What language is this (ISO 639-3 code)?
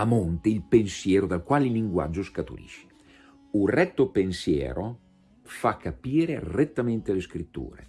ita